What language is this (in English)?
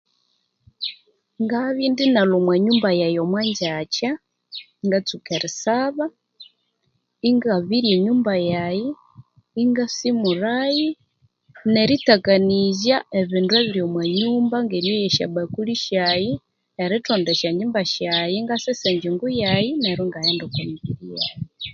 Konzo